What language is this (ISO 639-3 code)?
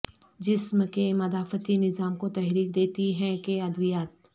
urd